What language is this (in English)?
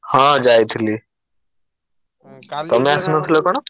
Odia